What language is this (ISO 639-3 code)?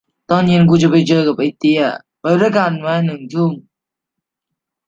tha